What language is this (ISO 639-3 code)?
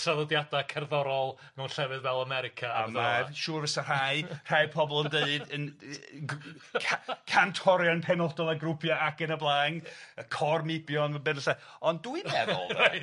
cym